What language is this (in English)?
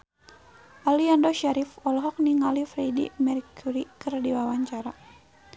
Sundanese